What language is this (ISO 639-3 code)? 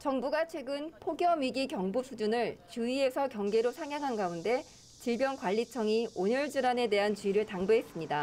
kor